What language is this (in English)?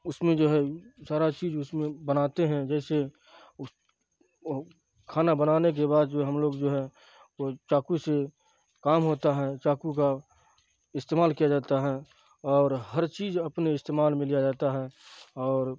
Urdu